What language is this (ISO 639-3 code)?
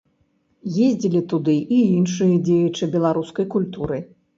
bel